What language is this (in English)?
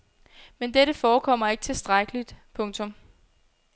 Danish